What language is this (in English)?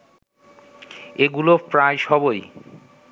Bangla